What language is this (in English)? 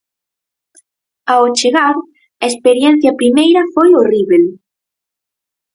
Galician